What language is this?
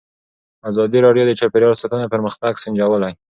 Pashto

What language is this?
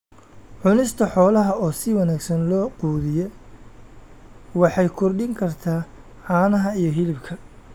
Somali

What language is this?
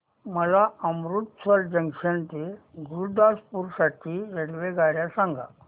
Marathi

